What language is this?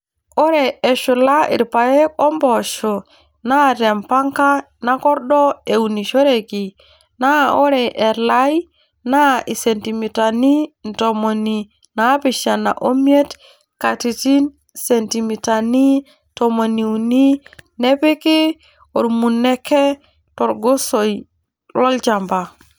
Masai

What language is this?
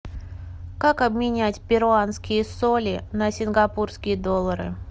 Russian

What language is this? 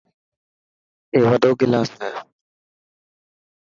Dhatki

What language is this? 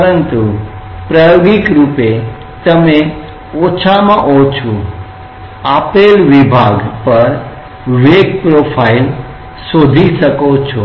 Gujarati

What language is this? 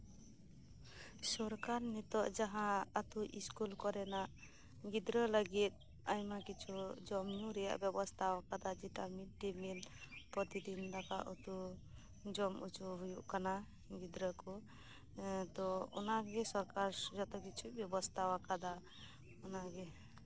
Santali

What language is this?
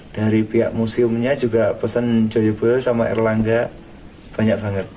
Indonesian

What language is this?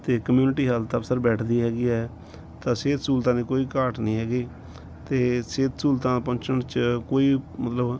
Punjabi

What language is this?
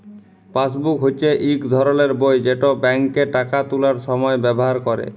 Bangla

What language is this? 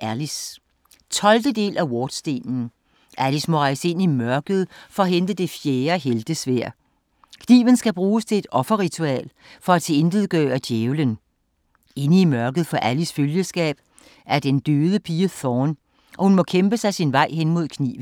Danish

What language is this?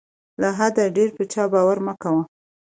Pashto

